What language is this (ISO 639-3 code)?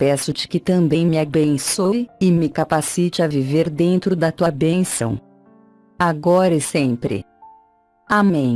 por